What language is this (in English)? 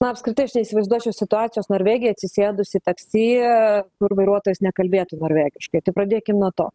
Lithuanian